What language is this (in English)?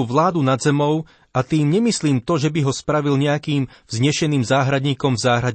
Slovak